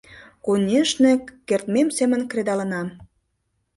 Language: Mari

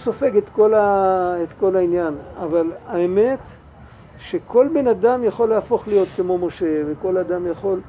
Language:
Hebrew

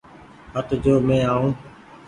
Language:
Goaria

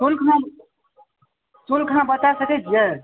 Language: Maithili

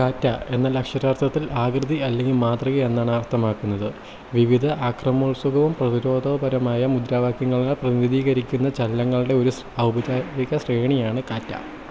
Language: Malayalam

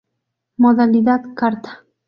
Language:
Spanish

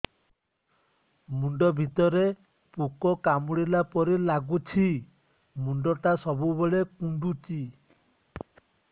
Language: Odia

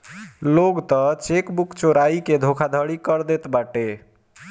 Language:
Bhojpuri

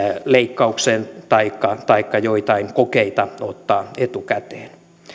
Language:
Finnish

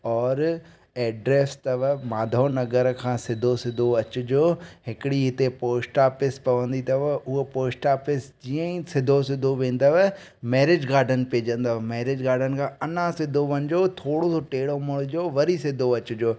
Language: Sindhi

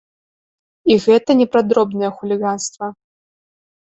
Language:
Belarusian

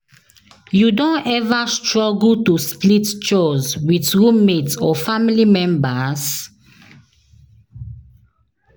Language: Nigerian Pidgin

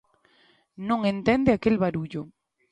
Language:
Galician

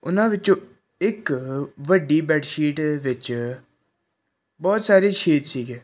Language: Punjabi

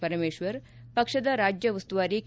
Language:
Kannada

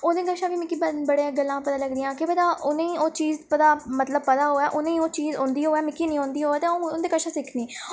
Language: Dogri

